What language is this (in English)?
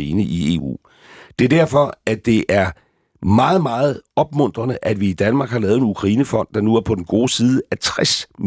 Danish